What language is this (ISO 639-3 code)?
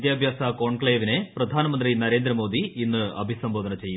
mal